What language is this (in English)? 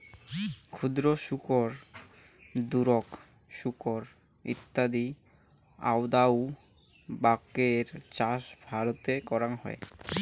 Bangla